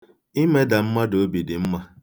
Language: Igbo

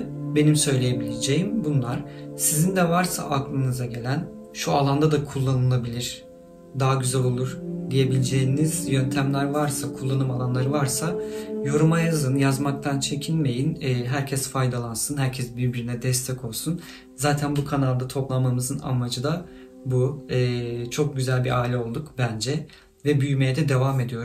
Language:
Turkish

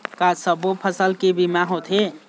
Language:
Chhattisgarhi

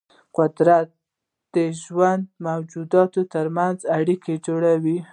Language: Pashto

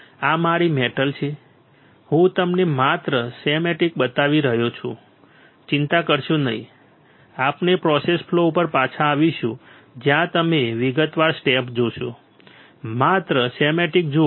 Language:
Gujarati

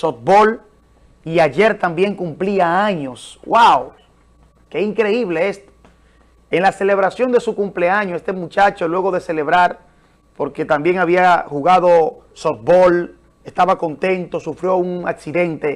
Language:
Spanish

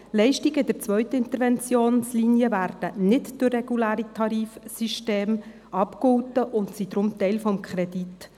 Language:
Swiss German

